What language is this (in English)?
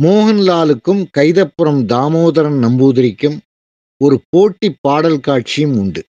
Tamil